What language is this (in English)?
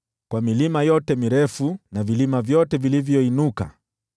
Swahili